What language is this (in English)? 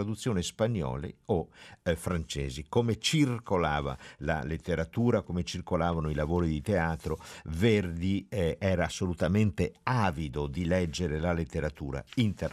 Italian